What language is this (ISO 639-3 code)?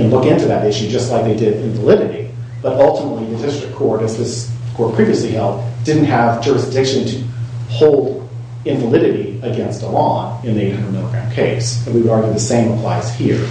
eng